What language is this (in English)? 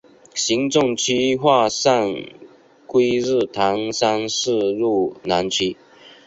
Chinese